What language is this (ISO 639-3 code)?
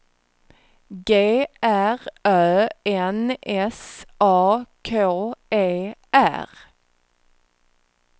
swe